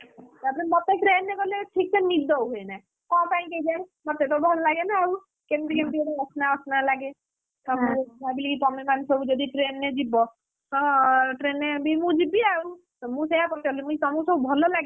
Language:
Odia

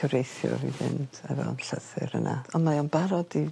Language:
Welsh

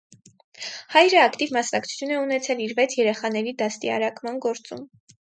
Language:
Armenian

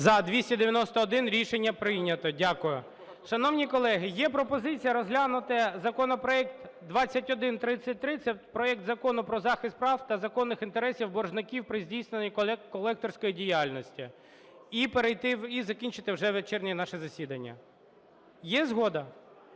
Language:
Ukrainian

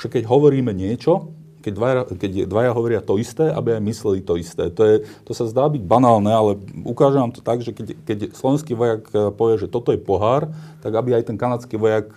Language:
Slovak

